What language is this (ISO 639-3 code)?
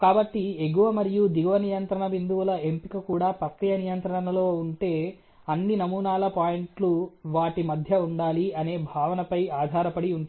tel